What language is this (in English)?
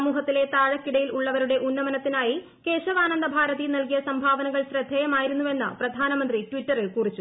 Malayalam